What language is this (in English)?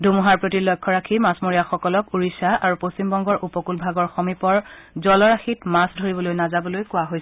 Assamese